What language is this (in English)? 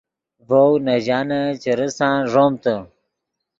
Yidgha